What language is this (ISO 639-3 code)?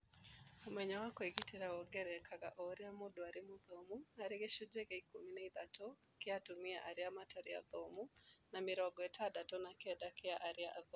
kik